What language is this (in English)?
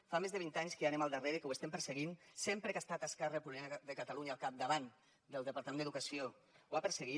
Catalan